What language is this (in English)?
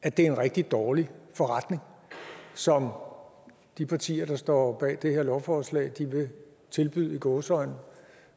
Danish